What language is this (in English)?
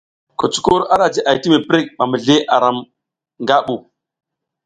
South Giziga